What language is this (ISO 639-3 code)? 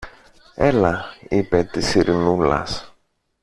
ell